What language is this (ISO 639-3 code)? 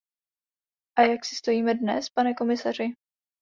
ces